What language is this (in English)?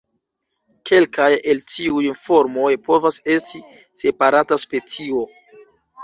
Esperanto